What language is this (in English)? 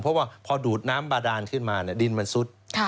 Thai